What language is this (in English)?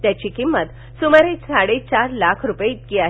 Marathi